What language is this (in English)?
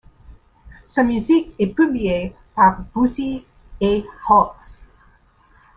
French